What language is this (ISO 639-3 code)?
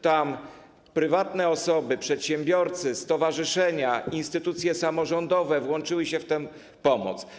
pol